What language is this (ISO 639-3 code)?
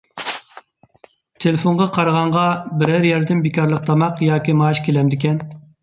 uig